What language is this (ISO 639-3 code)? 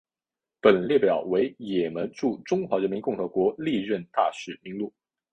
zho